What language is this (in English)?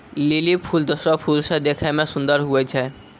Maithili